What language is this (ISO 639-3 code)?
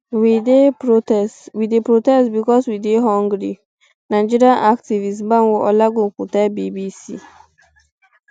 pcm